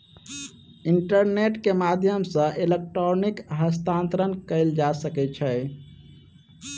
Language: Maithili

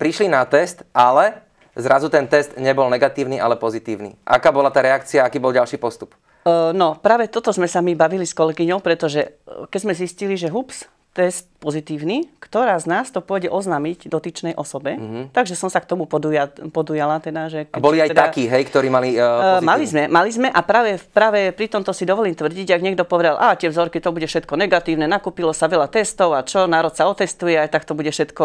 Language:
Slovak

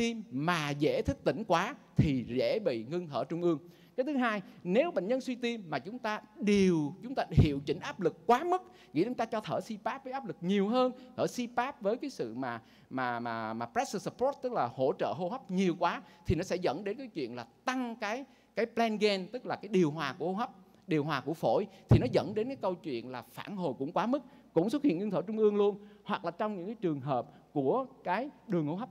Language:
Vietnamese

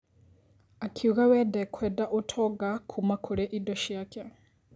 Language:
Kikuyu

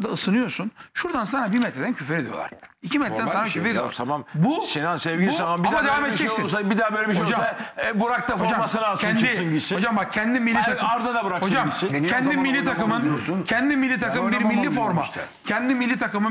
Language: Turkish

